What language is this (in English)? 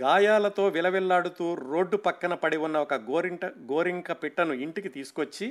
Telugu